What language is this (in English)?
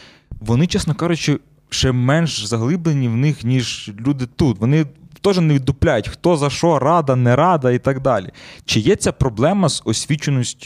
Ukrainian